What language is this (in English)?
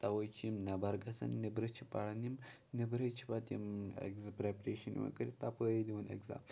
Kashmiri